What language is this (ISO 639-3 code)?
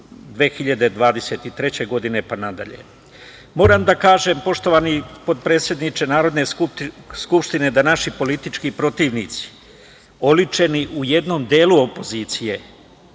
srp